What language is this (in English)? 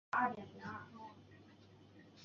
Chinese